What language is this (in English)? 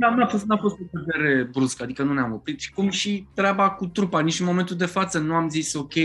Romanian